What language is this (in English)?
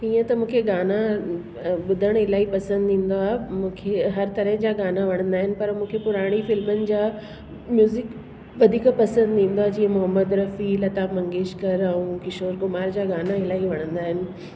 Sindhi